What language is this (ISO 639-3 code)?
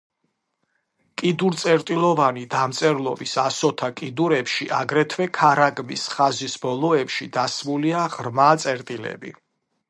kat